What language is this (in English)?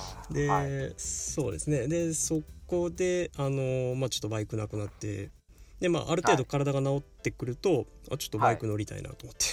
Japanese